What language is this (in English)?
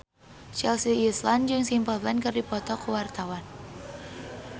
Sundanese